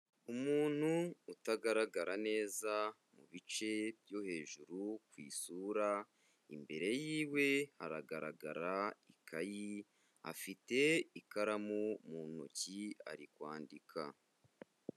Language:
Kinyarwanda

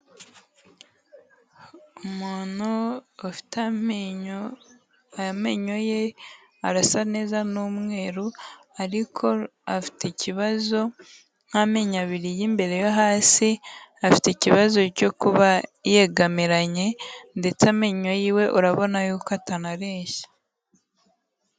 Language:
Kinyarwanda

